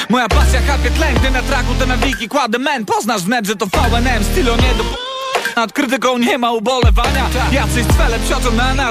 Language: Polish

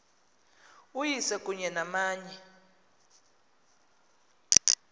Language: Xhosa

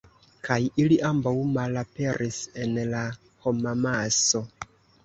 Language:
Esperanto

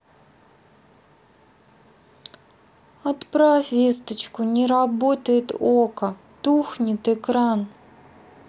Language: Russian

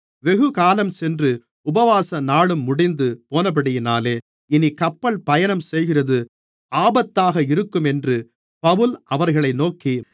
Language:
Tamil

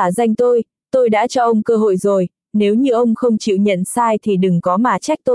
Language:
Vietnamese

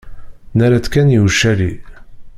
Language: Kabyle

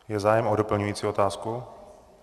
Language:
Czech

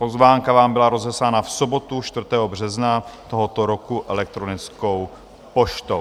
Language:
Czech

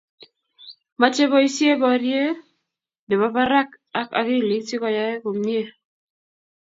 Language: Kalenjin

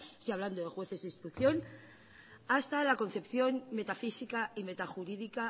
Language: Spanish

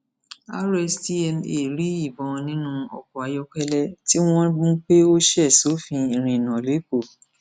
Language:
Yoruba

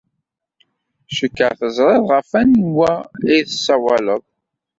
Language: Kabyle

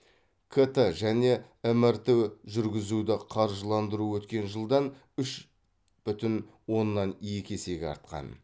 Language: Kazakh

